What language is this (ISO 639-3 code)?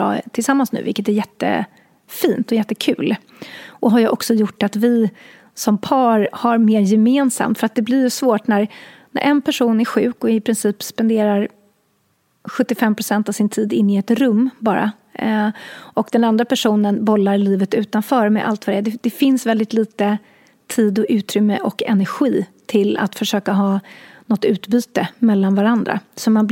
swe